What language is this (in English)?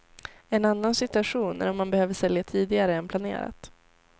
Swedish